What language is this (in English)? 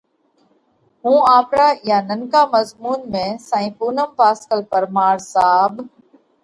Parkari Koli